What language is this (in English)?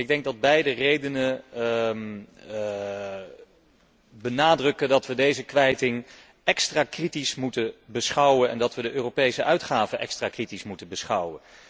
Dutch